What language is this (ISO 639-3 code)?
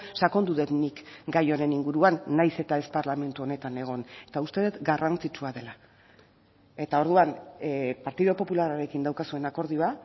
eus